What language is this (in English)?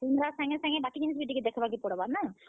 Odia